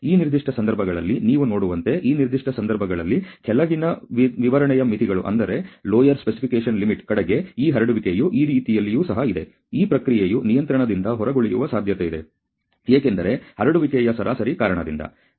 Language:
Kannada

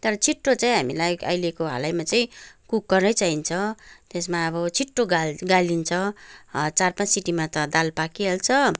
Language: Nepali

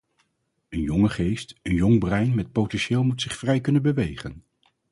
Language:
Dutch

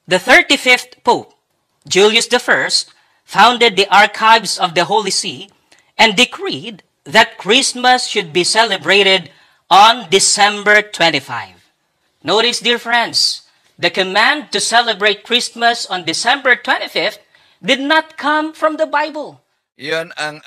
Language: Filipino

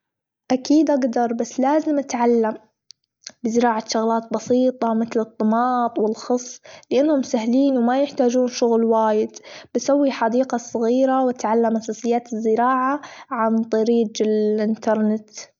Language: Gulf Arabic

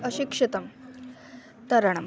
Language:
Sanskrit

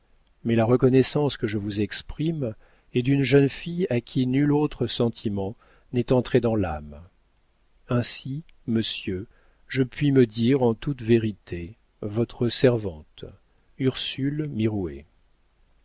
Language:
French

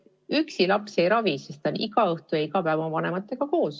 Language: Estonian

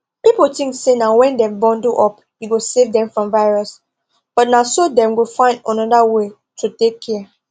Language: Nigerian Pidgin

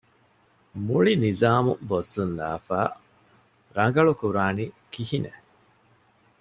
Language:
Divehi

